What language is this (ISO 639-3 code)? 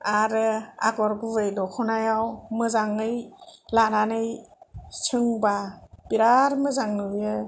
brx